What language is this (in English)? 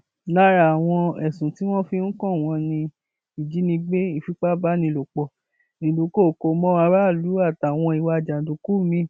Yoruba